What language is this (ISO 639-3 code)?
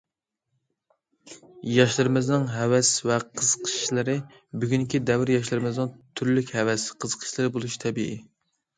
uig